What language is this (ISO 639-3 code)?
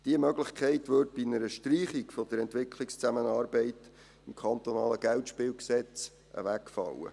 gsw